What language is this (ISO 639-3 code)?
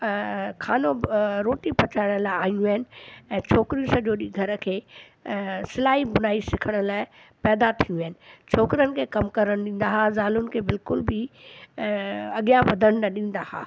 snd